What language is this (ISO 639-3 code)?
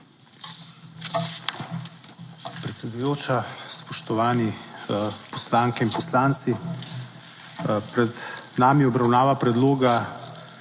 slv